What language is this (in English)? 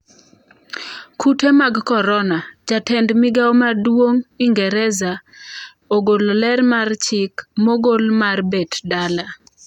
Luo (Kenya and Tanzania)